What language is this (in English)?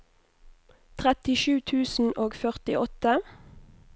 Norwegian